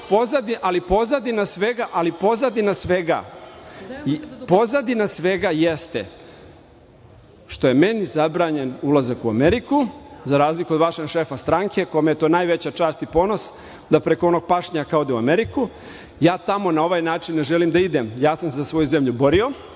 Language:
Serbian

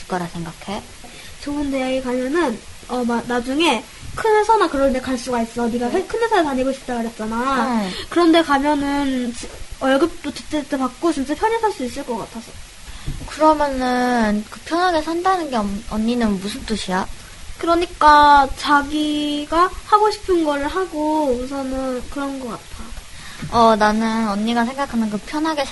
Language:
Korean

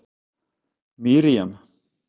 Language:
Icelandic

